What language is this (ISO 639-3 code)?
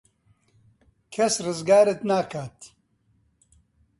ckb